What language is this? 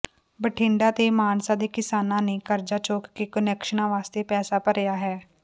Punjabi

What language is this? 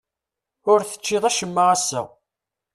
Kabyle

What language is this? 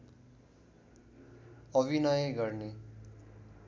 Nepali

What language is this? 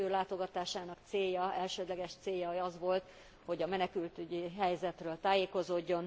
Hungarian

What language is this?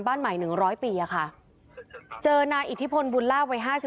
Thai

